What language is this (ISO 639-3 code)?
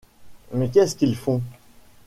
fra